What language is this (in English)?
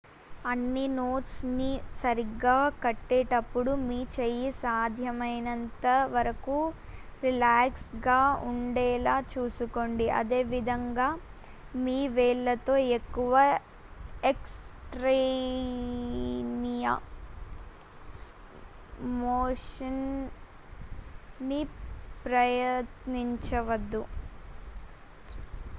Telugu